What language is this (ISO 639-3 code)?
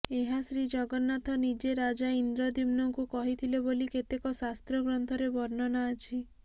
ori